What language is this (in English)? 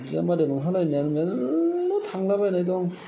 Bodo